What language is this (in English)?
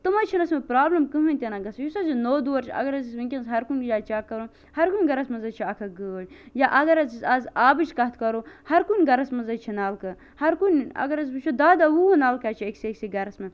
Kashmiri